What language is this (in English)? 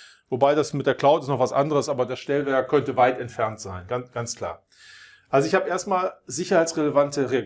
German